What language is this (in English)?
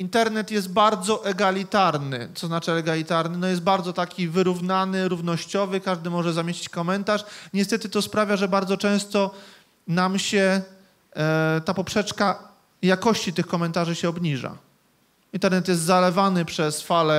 Polish